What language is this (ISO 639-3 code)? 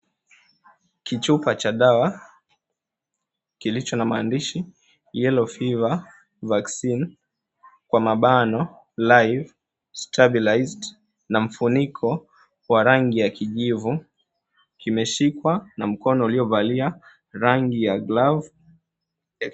swa